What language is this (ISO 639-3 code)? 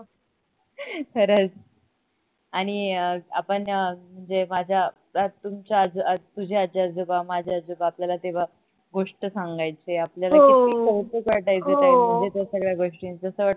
mar